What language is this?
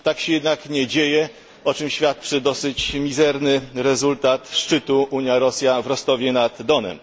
Polish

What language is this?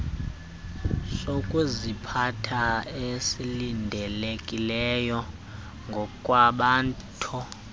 Xhosa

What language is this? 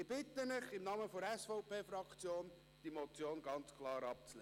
Swiss German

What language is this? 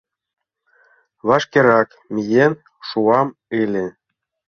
Mari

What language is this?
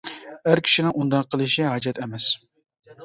Uyghur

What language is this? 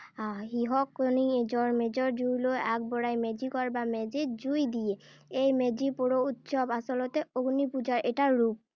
Assamese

